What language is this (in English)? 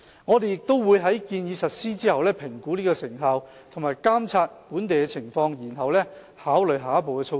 Cantonese